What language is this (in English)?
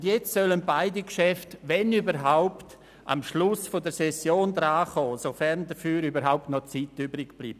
Swiss German